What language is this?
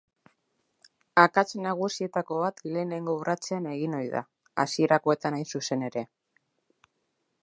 Basque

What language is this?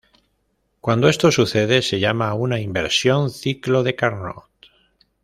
Spanish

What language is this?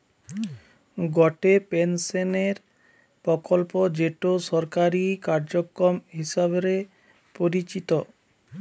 Bangla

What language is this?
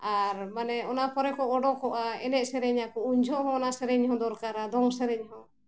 Santali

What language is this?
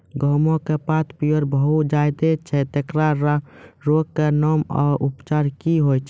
Maithili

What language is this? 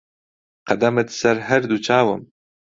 Central Kurdish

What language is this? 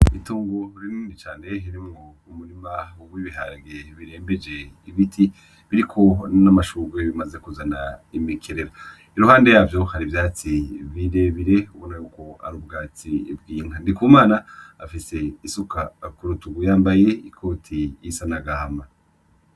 Rundi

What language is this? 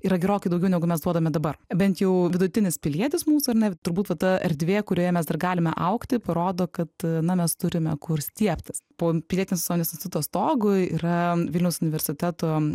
Lithuanian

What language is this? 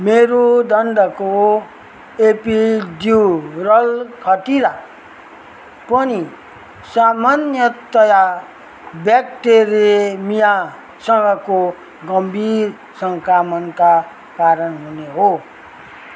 Nepali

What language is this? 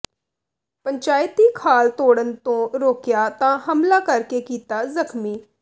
Punjabi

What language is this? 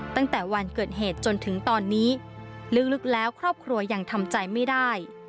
Thai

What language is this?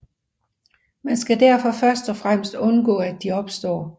Danish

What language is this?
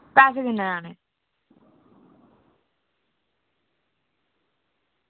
Dogri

